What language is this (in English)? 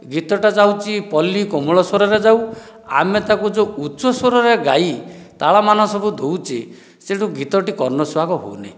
Odia